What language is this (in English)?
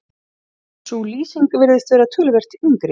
Icelandic